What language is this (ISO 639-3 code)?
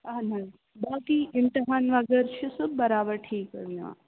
kas